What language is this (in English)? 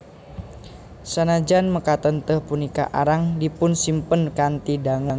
Javanese